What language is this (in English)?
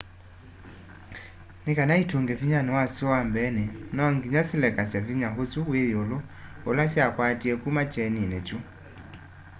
Kamba